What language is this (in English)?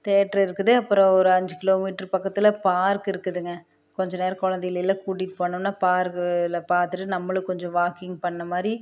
Tamil